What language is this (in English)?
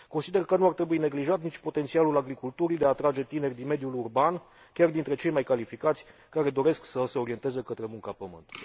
Romanian